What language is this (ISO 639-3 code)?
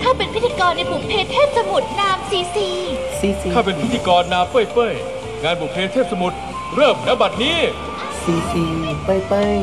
tha